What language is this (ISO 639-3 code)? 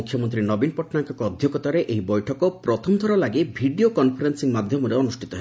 ori